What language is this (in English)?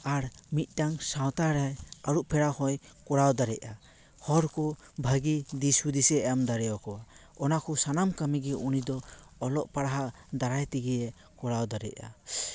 Santali